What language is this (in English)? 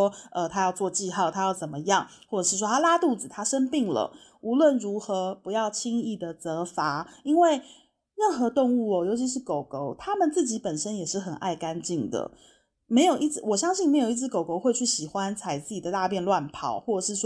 Chinese